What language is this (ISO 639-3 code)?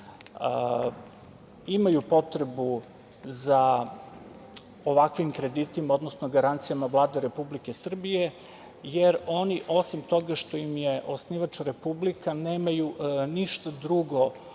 srp